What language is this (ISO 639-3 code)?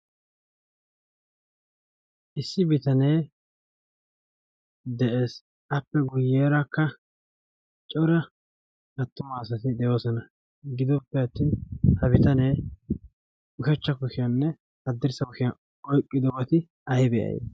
wal